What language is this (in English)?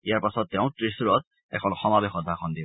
Assamese